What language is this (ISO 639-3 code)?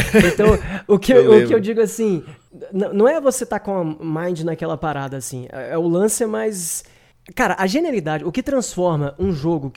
por